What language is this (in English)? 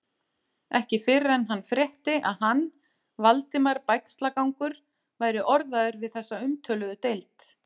Icelandic